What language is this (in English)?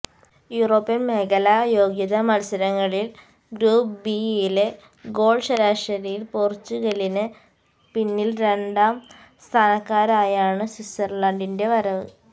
Malayalam